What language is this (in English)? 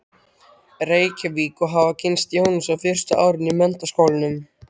Icelandic